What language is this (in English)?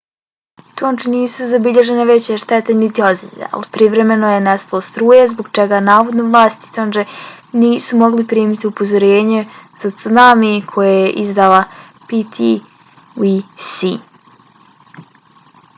Bosnian